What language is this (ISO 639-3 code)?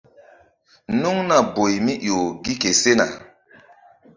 mdd